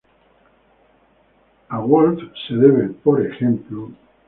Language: Spanish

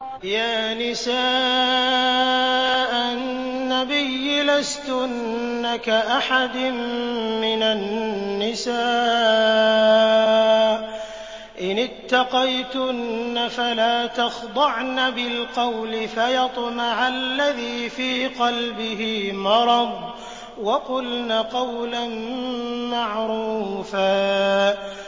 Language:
Arabic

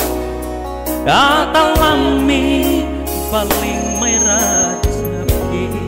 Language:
Thai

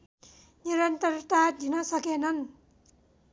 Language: Nepali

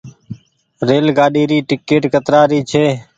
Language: Goaria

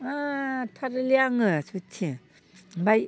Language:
Bodo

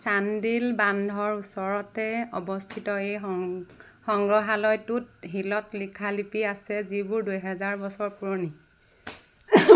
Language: Assamese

